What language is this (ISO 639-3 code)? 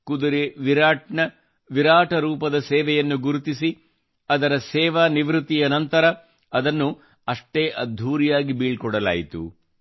kan